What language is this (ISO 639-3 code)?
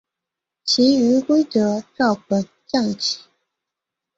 zho